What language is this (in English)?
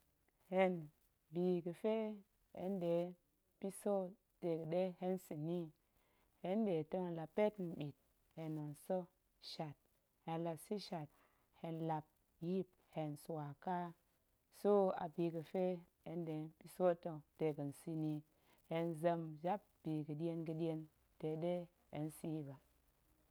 Goemai